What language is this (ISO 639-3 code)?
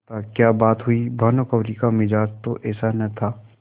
hin